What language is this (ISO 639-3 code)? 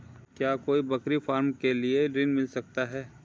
hin